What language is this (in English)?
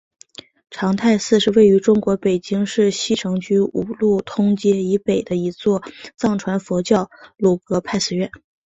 Chinese